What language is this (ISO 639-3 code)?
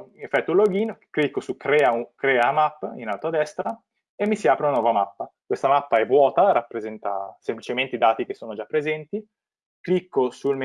ita